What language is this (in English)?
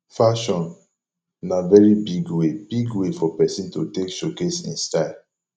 Nigerian Pidgin